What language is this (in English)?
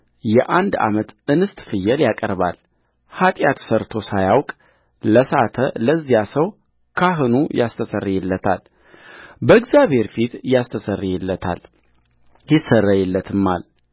Amharic